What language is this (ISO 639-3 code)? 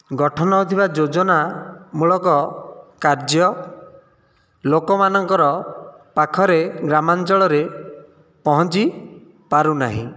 ori